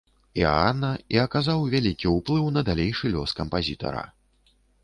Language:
Belarusian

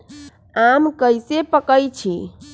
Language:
Magahi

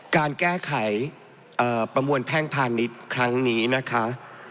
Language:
Thai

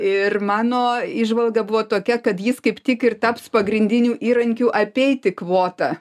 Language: Lithuanian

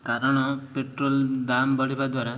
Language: Odia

